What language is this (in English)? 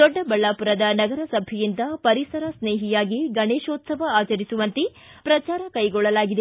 Kannada